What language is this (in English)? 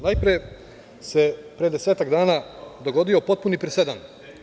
Serbian